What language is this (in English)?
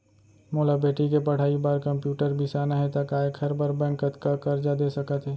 Chhattisgarhi